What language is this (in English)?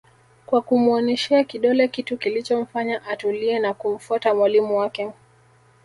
Swahili